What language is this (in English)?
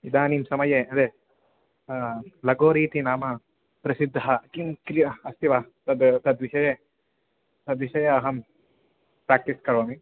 Sanskrit